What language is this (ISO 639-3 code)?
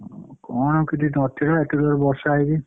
ori